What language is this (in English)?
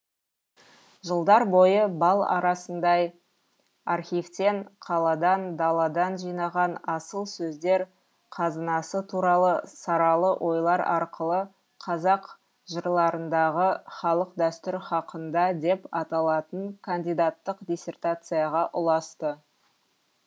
Kazakh